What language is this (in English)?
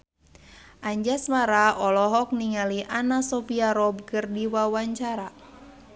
Sundanese